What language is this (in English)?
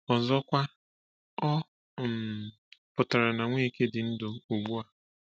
Igbo